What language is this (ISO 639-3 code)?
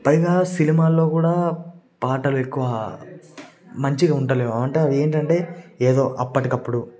tel